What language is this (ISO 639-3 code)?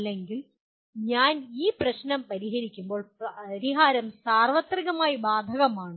mal